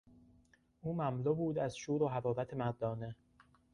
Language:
Persian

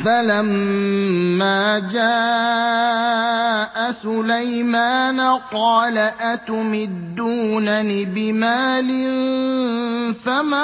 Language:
Arabic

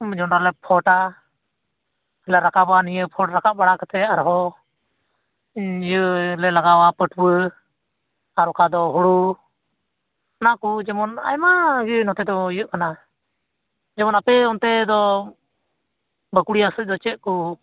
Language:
Santali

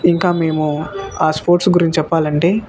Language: Telugu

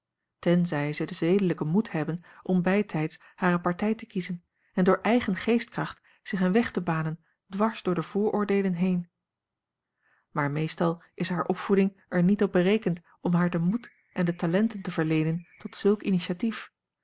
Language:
Dutch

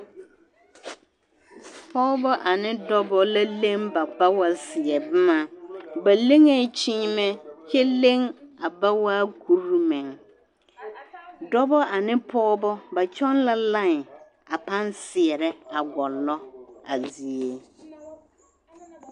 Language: Southern Dagaare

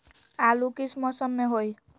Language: Magahi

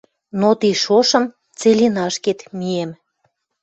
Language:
Western Mari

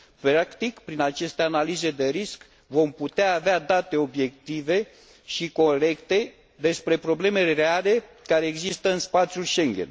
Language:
Romanian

